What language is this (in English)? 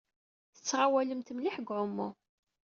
Kabyle